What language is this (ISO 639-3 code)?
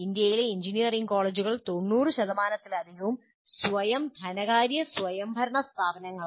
mal